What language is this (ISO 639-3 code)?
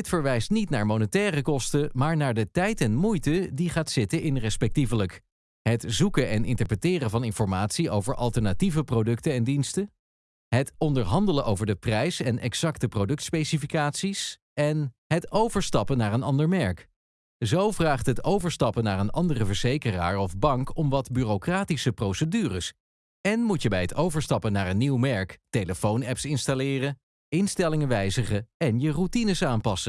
nld